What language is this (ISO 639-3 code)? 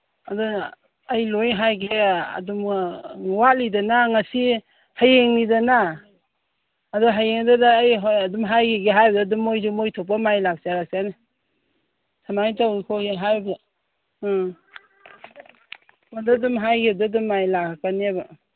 mni